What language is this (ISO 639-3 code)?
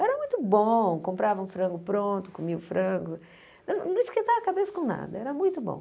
por